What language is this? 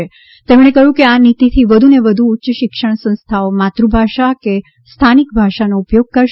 Gujarati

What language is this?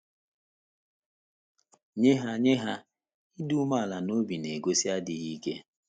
Igbo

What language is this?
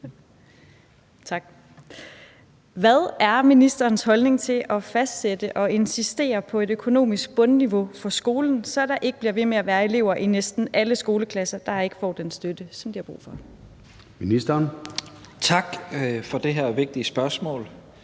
Danish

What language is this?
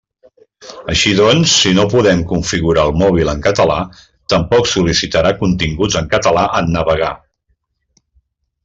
Catalan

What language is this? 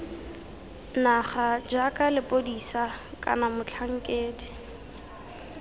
Tswana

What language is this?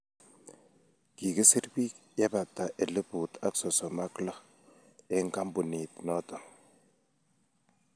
Kalenjin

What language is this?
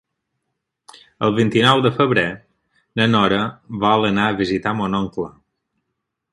Catalan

